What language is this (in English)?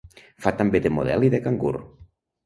Catalan